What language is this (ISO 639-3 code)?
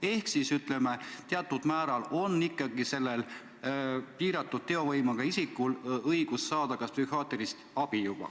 est